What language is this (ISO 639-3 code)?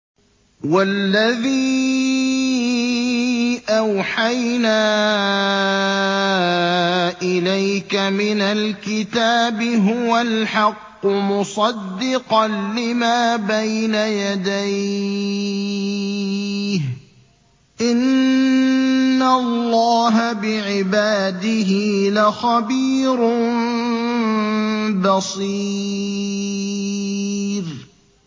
ara